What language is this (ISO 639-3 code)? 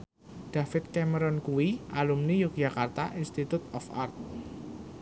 jav